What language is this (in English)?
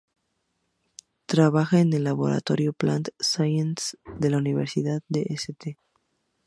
Spanish